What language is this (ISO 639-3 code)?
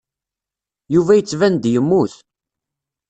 kab